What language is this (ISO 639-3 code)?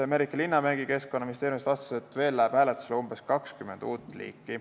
est